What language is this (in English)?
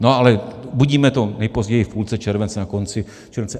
Czech